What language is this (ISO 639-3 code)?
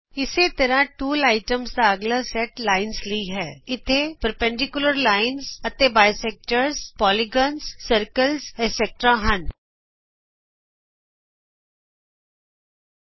pan